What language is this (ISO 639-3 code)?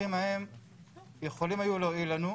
heb